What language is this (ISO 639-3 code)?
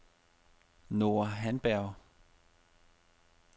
dan